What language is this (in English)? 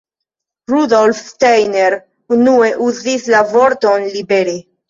Esperanto